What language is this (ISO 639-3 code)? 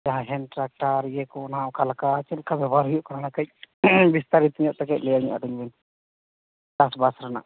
sat